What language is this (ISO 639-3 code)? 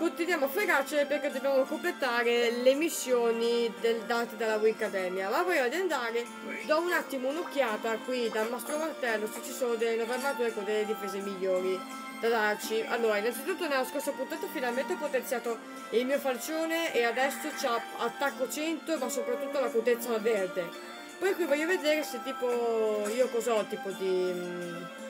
ita